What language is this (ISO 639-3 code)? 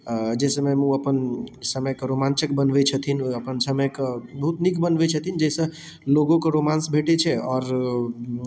mai